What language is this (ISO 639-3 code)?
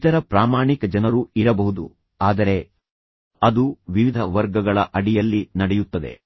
kan